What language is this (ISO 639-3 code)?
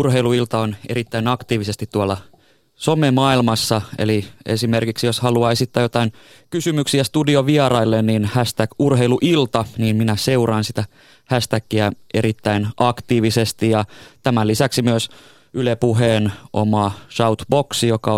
fin